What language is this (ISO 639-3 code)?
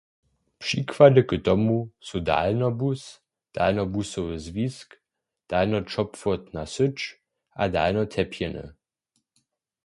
hsb